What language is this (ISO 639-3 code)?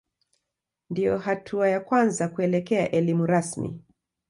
swa